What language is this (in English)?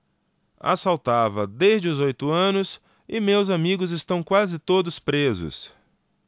Portuguese